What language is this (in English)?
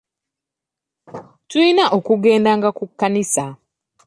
Ganda